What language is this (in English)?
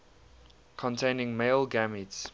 English